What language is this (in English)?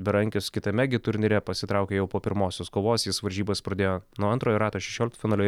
Lithuanian